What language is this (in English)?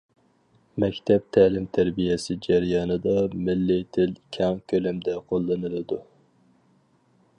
Uyghur